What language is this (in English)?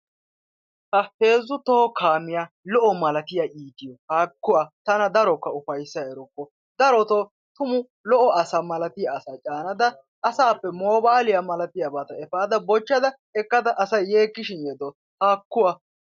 Wolaytta